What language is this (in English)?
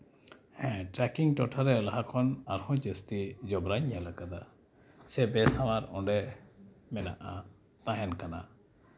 Santali